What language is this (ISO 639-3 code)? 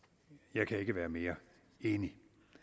dan